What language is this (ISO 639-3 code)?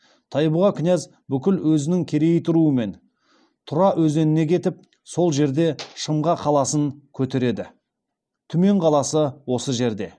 kaz